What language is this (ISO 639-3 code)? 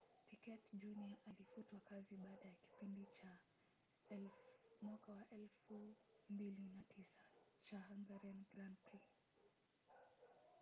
swa